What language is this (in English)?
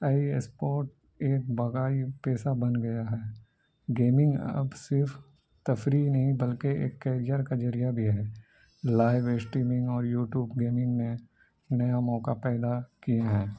Urdu